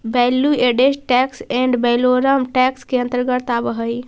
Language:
Magahi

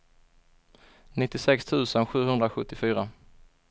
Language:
Swedish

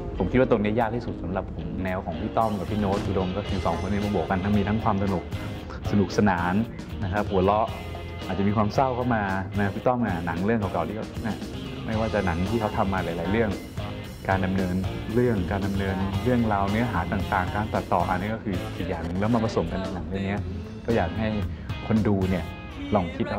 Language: Thai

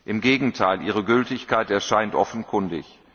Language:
German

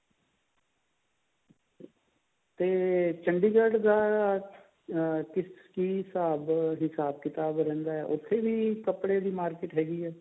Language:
Punjabi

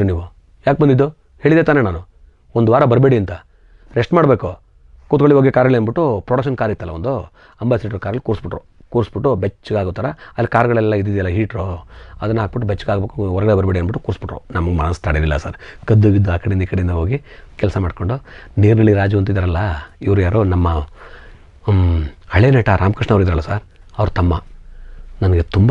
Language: Arabic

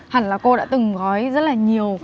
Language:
Vietnamese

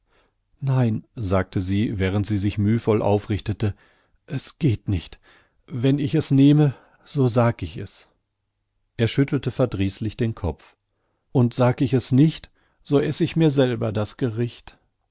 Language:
German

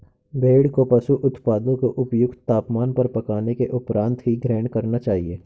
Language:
Hindi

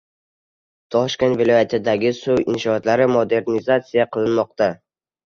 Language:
Uzbek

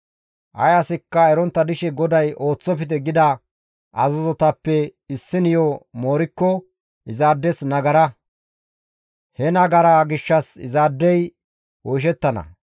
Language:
Gamo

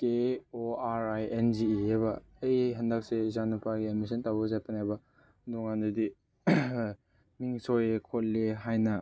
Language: Manipuri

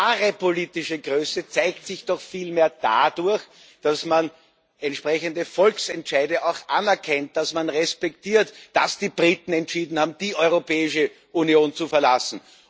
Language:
German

